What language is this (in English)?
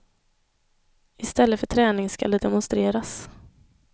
Swedish